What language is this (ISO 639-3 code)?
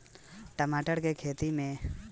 bho